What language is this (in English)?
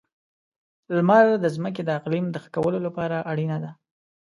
Pashto